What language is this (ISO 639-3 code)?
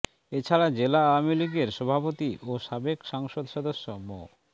ben